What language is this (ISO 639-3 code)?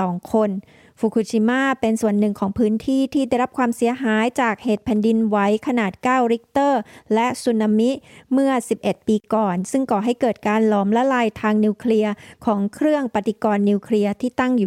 tha